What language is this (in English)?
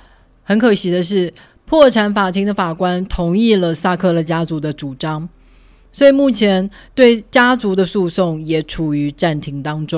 Chinese